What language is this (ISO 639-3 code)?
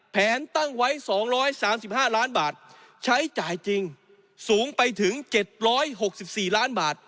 tha